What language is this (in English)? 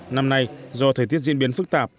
Vietnamese